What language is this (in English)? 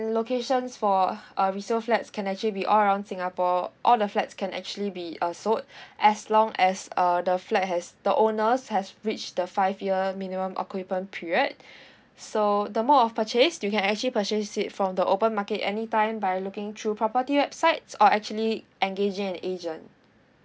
English